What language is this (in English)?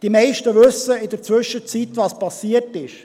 Swiss German